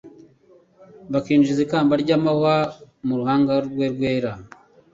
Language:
Kinyarwanda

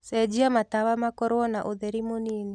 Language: Kikuyu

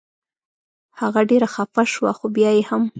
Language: Pashto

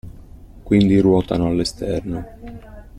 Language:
Italian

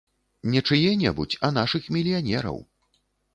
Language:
Belarusian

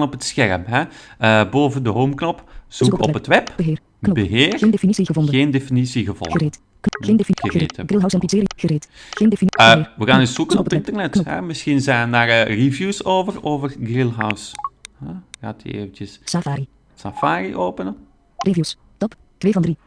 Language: Dutch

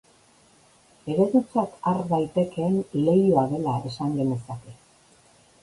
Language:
Basque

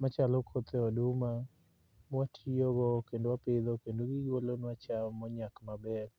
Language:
Luo (Kenya and Tanzania)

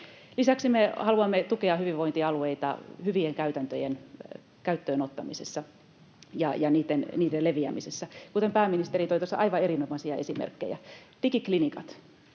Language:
Finnish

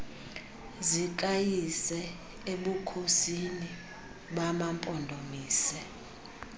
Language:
Xhosa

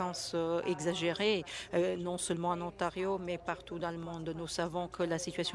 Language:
French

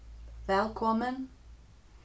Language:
Faroese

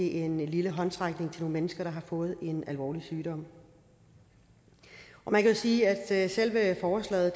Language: Danish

